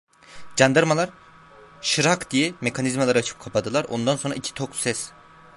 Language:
Turkish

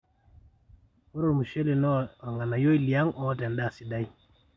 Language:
Masai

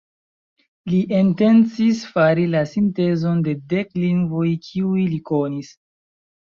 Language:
Esperanto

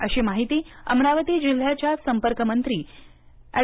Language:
Marathi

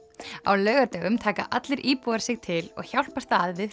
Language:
Icelandic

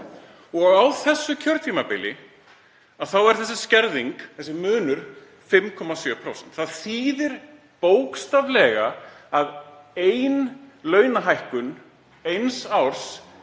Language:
Icelandic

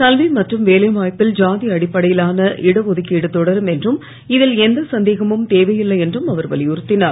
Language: Tamil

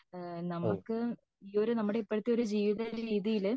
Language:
Malayalam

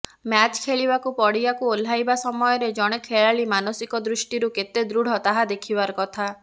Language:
Odia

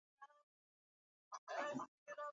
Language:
Swahili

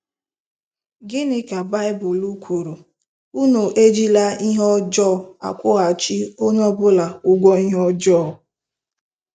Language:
Igbo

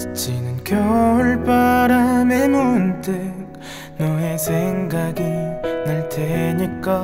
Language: Korean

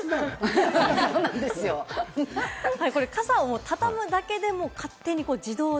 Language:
Japanese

